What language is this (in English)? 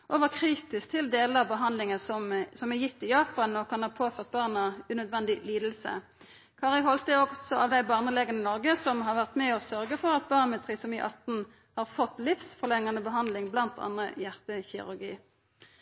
Norwegian Nynorsk